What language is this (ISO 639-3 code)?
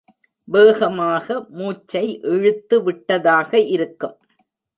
tam